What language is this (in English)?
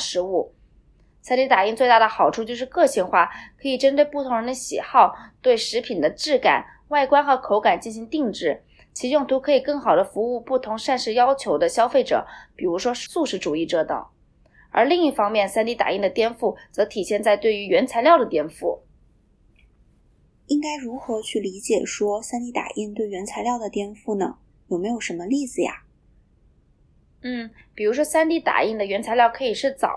Chinese